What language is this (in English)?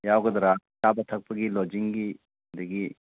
Manipuri